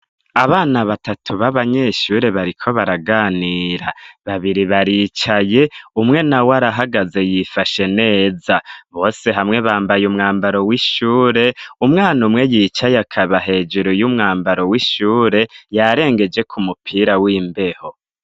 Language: Rundi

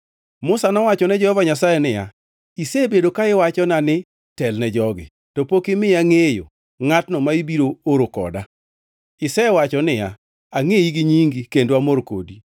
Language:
Luo (Kenya and Tanzania)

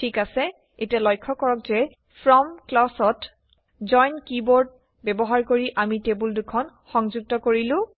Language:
Assamese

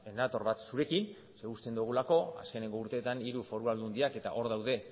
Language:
Basque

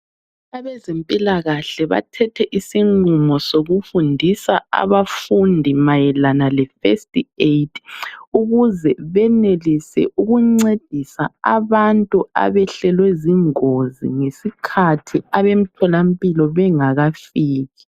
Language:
North Ndebele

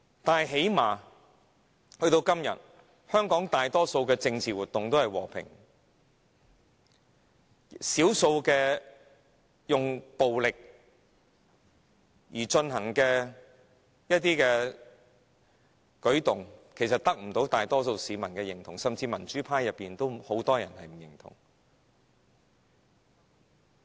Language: Cantonese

